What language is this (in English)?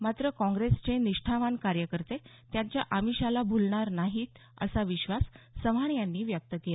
Marathi